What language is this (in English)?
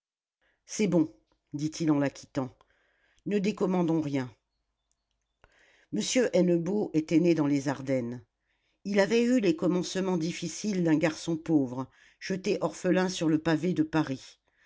French